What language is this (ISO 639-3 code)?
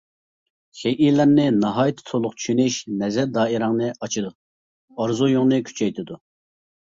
uig